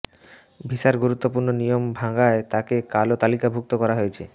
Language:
Bangla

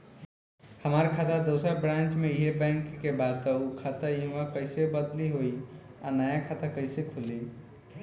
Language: Bhojpuri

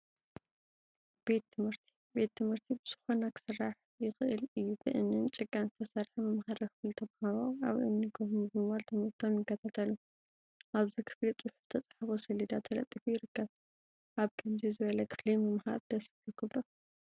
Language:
Tigrinya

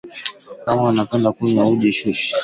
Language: Swahili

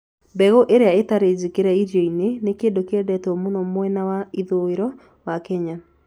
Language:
Kikuyu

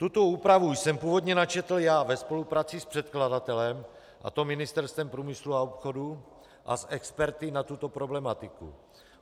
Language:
Czech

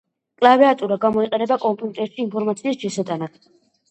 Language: Georgian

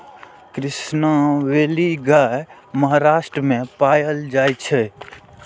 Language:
Maithili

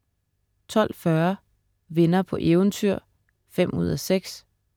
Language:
Danish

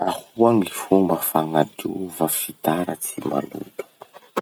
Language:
Masikoro Malagasy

